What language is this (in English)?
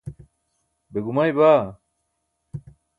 Burushaski